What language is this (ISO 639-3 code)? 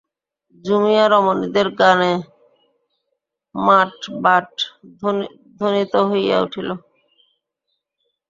ben